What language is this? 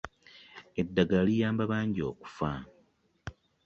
Ganda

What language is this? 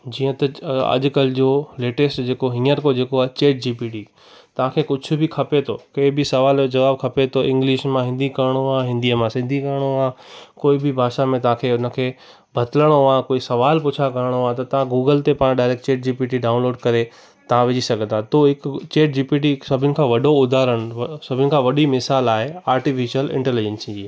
Sindhi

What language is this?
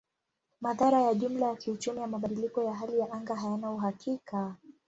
Swahili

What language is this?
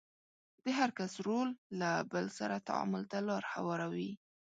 Pashto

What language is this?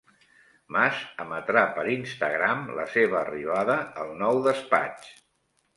Catalan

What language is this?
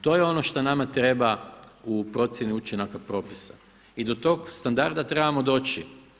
Croatian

